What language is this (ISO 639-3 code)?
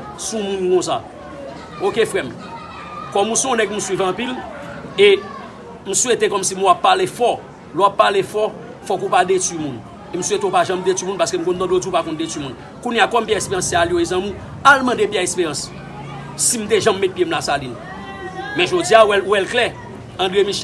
fra